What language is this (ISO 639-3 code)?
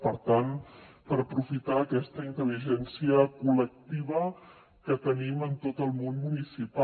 cat